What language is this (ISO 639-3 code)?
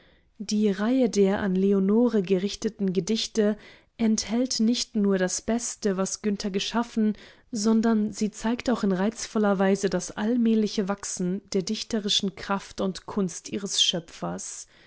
deu